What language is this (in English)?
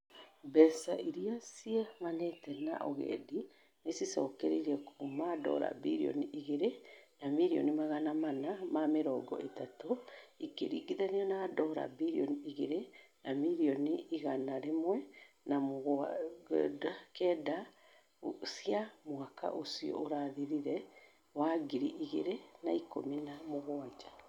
Kikuyu